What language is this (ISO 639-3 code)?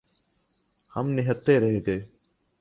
urd